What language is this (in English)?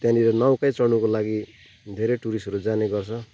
Nepali